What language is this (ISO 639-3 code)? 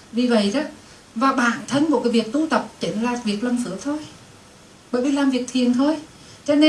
vie